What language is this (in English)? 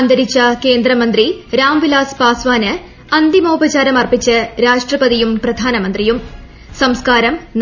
Malayalam